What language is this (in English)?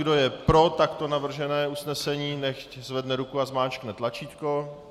Czech